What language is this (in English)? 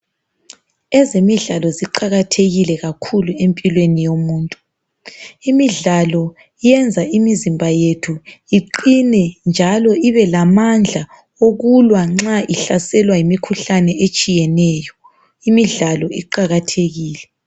North Ndebele